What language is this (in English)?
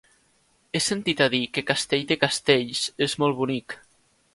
Catalan